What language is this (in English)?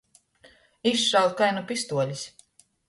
Latgalian